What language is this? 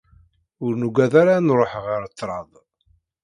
Kabyle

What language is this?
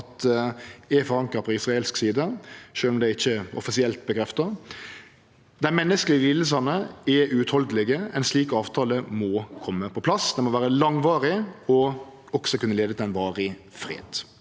Norwegian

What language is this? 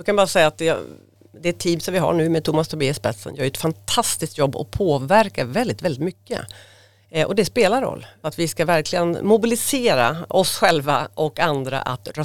Swedish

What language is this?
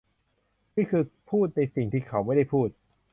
Thai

